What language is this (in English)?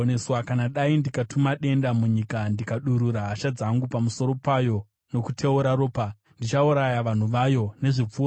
Shona